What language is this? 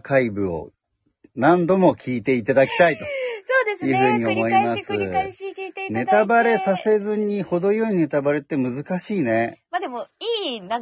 Japanese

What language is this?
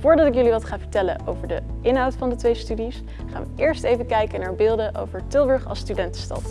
Dutch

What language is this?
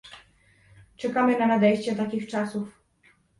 Polish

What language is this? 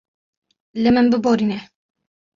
Kurdish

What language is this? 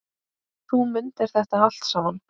Icelandic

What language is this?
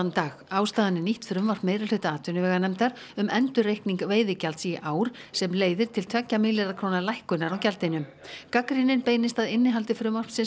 Icelandic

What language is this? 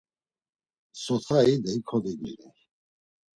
Laz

